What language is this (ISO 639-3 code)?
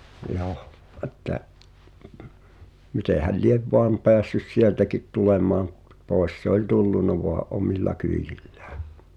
fin